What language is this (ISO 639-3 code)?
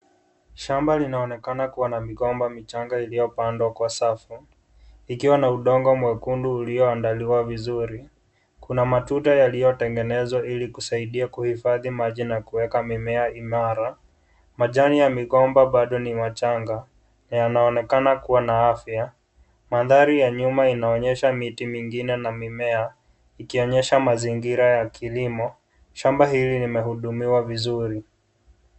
swa